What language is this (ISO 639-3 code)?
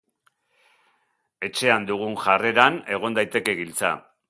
eus